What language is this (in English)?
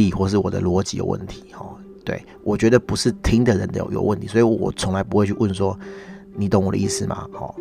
Chinese